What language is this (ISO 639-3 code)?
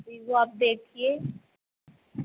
pan